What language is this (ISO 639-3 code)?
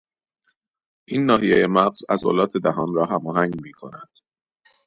fas